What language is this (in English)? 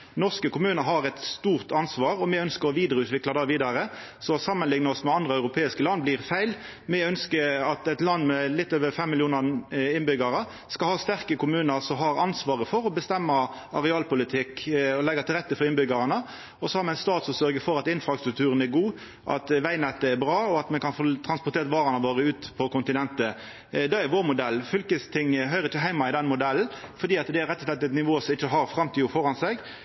Norwegian Nynorsk